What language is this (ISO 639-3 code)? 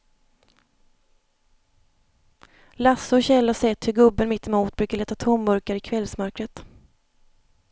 swe